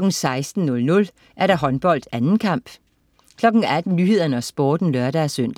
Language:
Danish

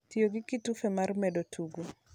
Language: Luo (Kenya and Tanzania)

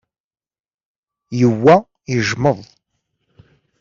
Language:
Kabyle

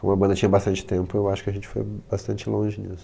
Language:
Portuguese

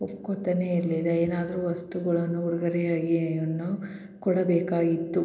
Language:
Kannada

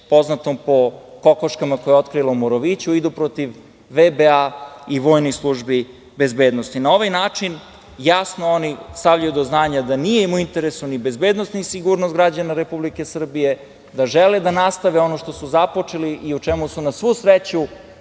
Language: Serbian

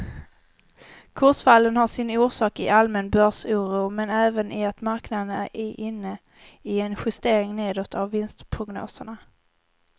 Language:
Swedish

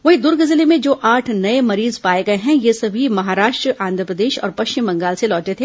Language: Hindi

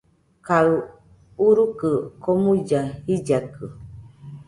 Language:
Nüpode Huitoto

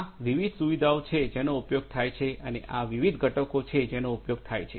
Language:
Gujarati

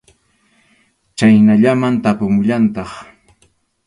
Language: Arequipa-La Unión Quechua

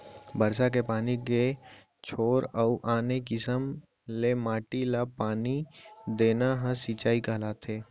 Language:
Chhattisgarhi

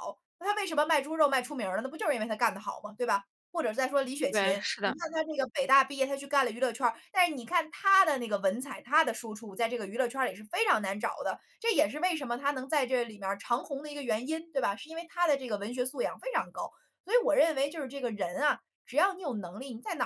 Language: Chinese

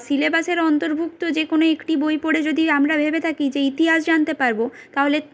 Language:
Bangla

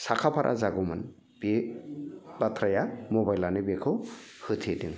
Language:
Bodo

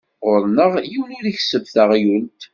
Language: Kabyle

